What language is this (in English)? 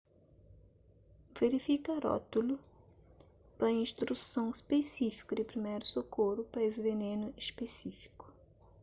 Kabuverdianu